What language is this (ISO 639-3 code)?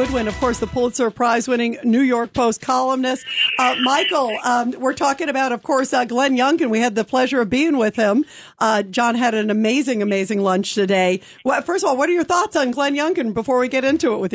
eng